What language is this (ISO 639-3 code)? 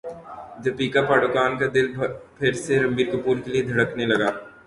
urd